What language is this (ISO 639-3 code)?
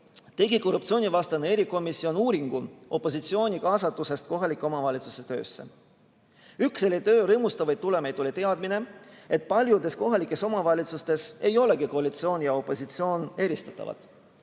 est